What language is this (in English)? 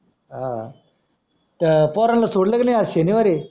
Marathi